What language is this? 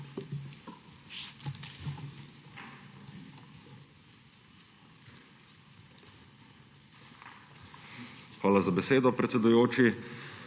Slovenian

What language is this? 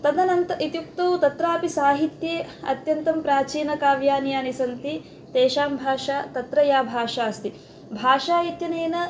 Sanskrit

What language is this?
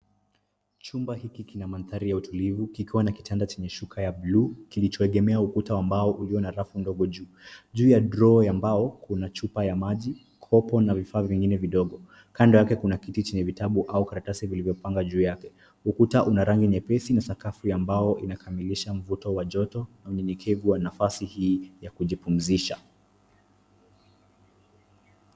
Swahili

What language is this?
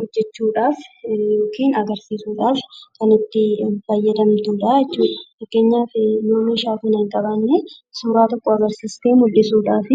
Oromo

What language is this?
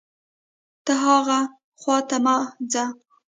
Pashto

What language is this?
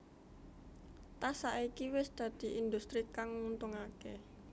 Javanese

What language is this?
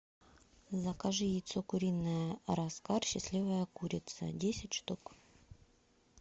Russian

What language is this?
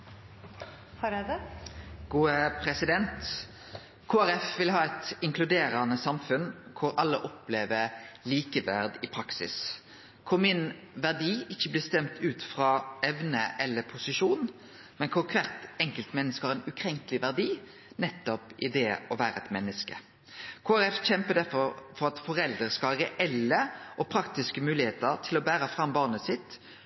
Norwegian Nynorsk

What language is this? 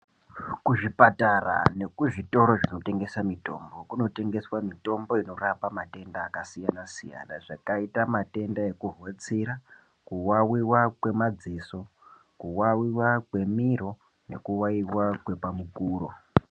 Ndau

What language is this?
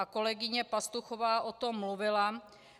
Czech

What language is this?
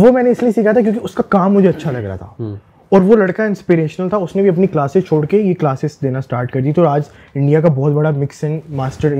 Urdu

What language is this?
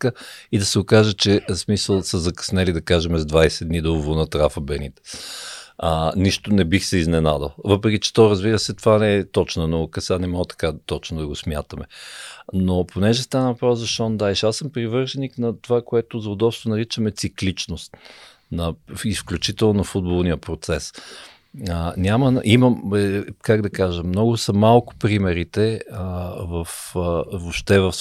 Bulgarian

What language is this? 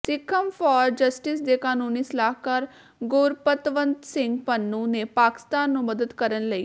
Punjabi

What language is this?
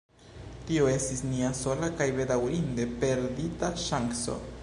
Esperanto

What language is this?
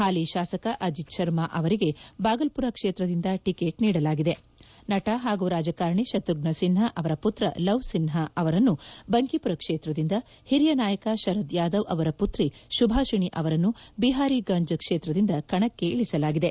Kannada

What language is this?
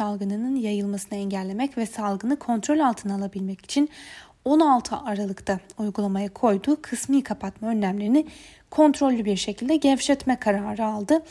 Turkish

